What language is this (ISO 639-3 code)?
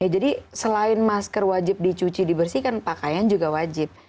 ind